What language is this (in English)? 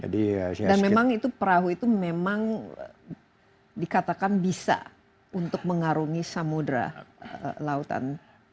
Indonesian